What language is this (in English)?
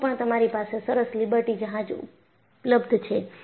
Gujarati